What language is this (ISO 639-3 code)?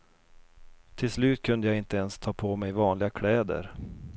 swe